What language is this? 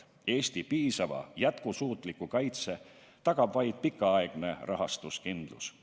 Estonian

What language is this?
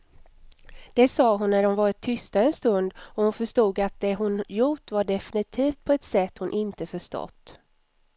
Swedish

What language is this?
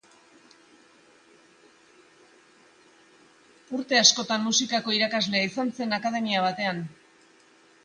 Basque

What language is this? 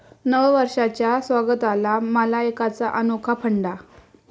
Marathi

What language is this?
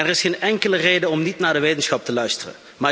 Dutch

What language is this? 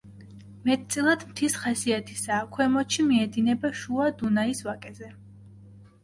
Georgian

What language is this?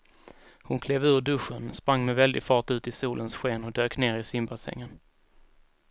Swedish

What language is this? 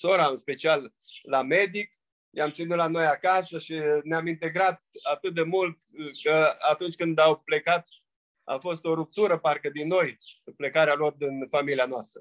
Romanian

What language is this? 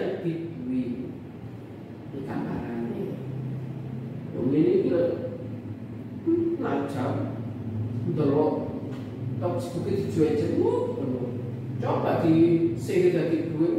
Indonesian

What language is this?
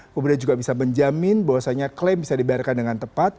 Indonesian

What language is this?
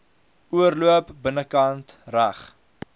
Afrikaans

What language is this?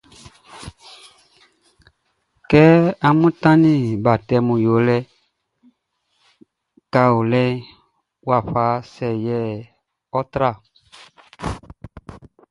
Baoulé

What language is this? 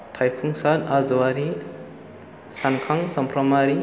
Bodo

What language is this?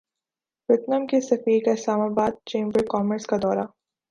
Urdu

